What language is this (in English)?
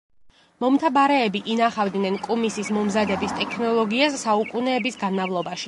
Georgian